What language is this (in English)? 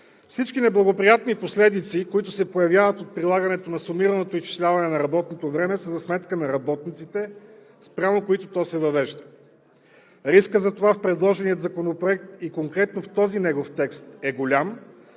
Bulgarian